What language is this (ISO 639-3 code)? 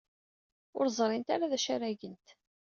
kab